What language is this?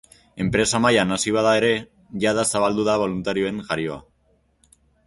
Basque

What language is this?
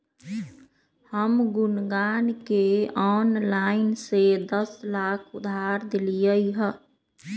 Magahi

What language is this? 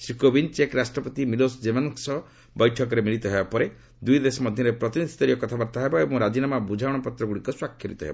Odia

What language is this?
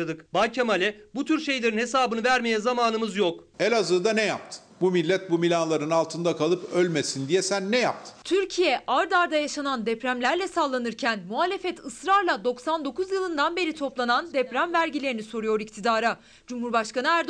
Turkish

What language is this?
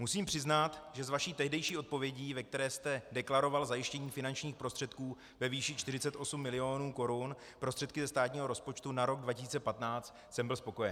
Czech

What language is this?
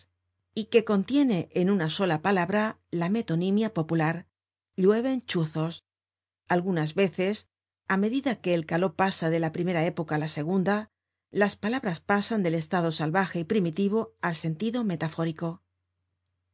Spanish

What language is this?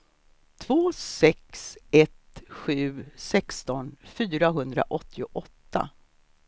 Swedish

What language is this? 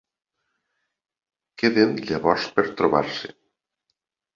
Catalan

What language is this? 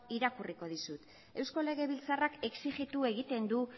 Basque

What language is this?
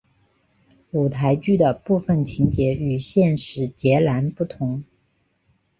Chinese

